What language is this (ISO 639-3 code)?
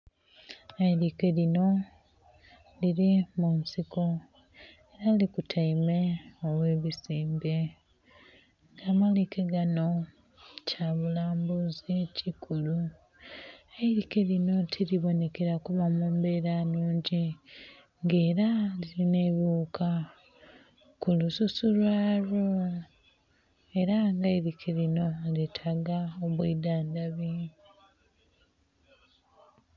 xog